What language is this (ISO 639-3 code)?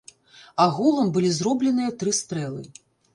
bel